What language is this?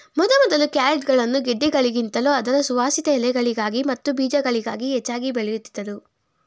Kannada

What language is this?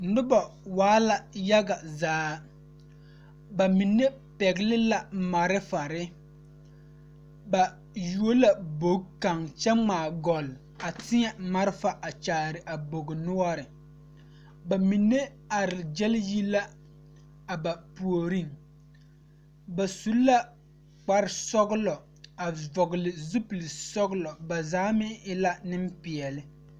Southern Dagaare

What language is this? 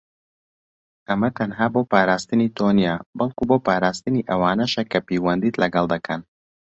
Central Kurdish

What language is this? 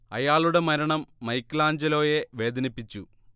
Malayalam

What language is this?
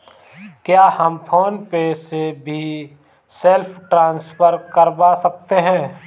Hindi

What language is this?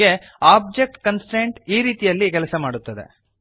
Kannada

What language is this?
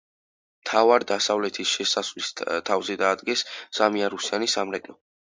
Georgian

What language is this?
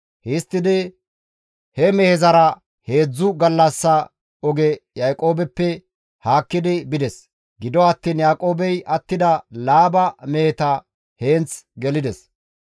Gamo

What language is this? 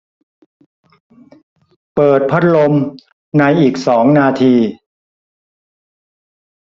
Thai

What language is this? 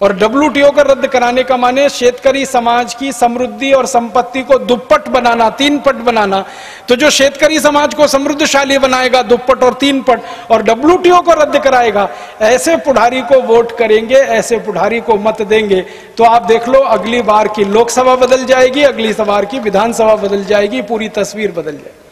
Hindi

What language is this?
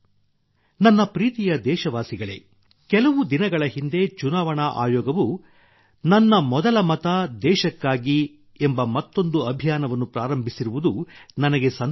Kannada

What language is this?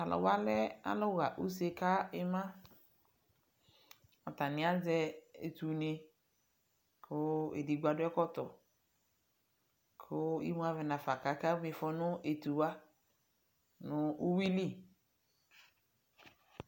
Ikposo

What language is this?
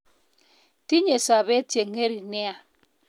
Kalenjin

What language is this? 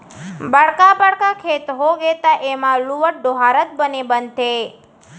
Chhattisgarhi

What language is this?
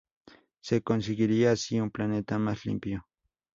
Spanish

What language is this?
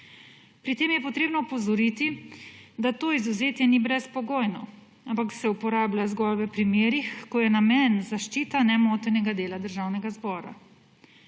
Slovenian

